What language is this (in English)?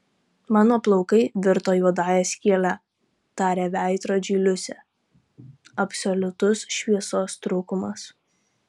Lithuanian